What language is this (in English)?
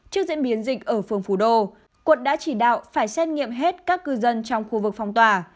Vietnamese